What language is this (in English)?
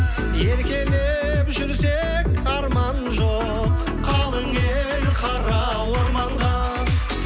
Kazakh